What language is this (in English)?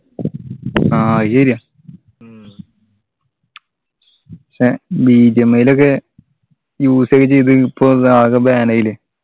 Malayalam